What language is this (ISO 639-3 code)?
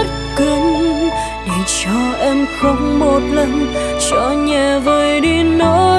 vie